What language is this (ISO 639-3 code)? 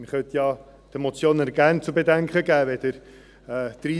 gsw